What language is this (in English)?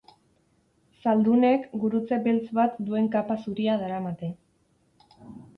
Basque